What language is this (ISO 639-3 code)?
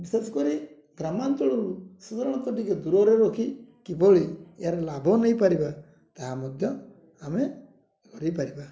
ori